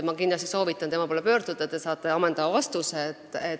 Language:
Estonian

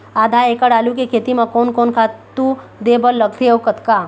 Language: Chhattisgarhi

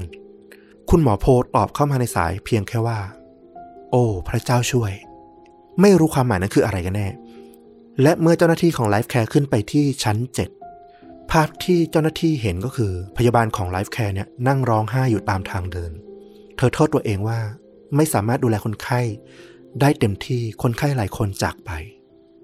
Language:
Thai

